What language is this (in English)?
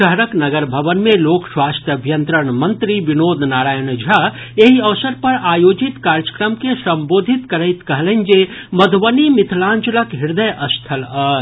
Maithili